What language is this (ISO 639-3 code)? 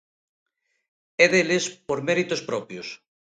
glg